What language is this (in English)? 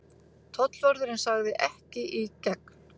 Icelandic